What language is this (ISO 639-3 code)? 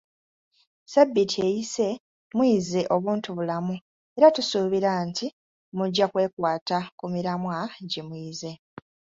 lug